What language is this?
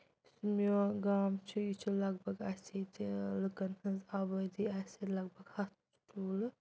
Kashmiri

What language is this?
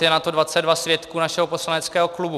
Czech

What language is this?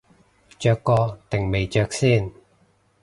Cantonese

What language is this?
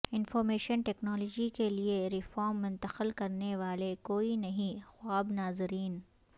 Urdu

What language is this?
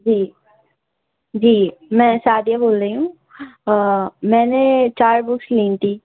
Urdu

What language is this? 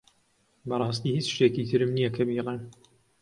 Central Kurdish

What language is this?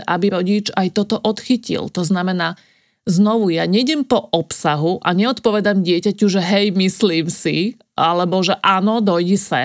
Slovak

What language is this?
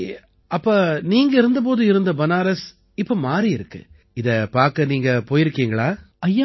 Tamil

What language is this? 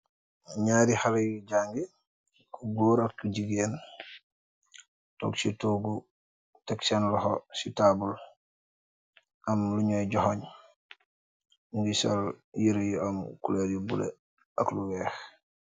Wolof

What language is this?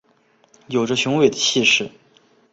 Chinese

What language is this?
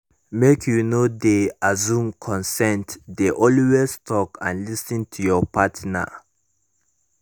Nigerian Pidgin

